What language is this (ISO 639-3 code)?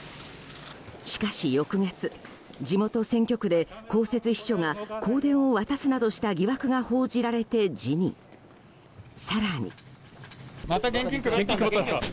jpn